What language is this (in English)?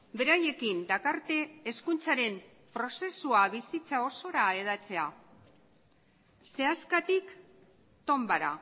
Basque